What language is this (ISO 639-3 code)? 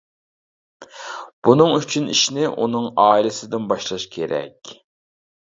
uig